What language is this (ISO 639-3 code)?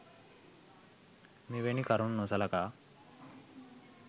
sin